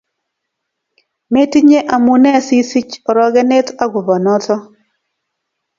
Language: Kalenjin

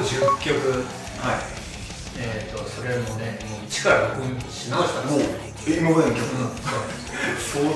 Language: Japanese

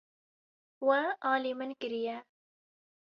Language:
Kurdish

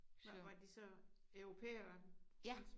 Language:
Danish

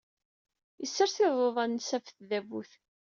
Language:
Kabyle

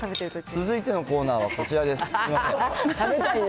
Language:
Japanese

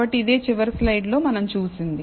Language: Telugu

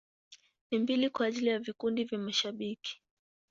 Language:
Swahili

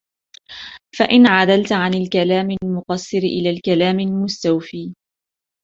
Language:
Arabic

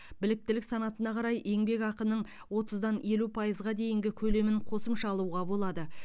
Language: Kazakh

